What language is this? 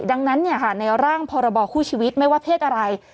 Thai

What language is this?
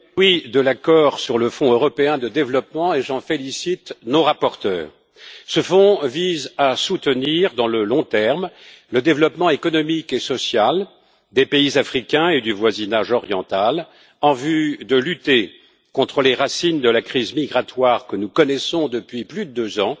French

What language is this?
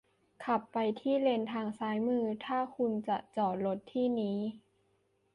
Thai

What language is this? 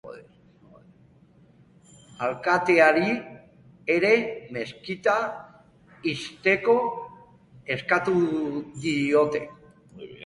Basque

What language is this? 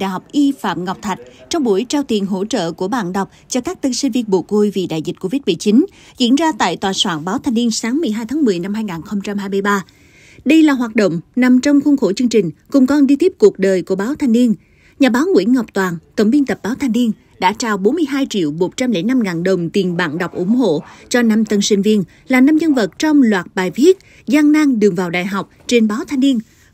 Vietnamese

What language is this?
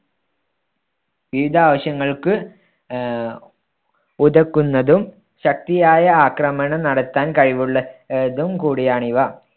Malayalam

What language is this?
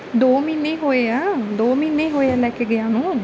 Punjabi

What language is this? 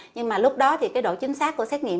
Vietnamese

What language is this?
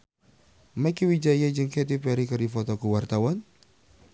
Sundanese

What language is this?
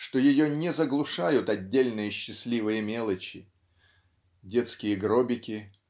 Russian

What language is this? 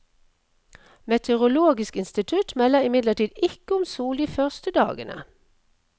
Norwegian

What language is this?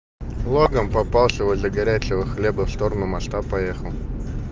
Russian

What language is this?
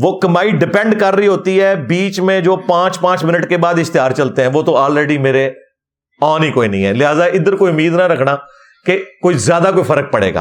Urdu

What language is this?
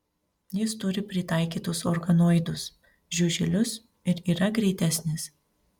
Lithuanian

